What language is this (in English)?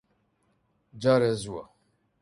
Central Kurdish